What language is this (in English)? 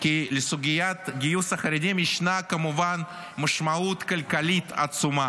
Hebrew